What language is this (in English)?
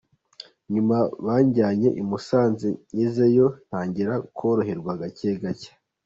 Kinyarwanda